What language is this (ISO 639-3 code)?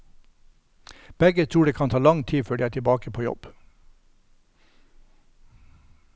nor